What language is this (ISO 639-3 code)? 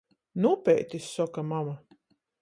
ltg